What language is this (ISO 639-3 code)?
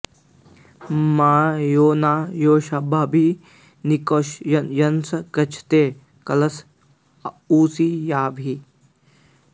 san